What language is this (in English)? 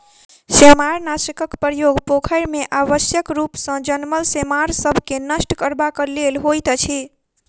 Maithili